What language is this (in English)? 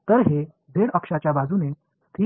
Marathi